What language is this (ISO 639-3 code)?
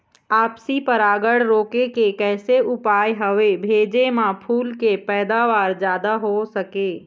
hne